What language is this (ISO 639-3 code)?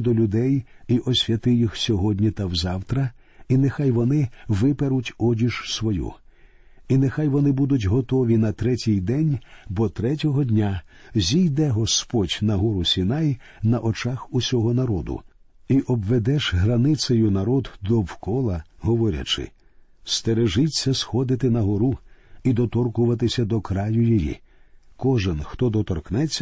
ukr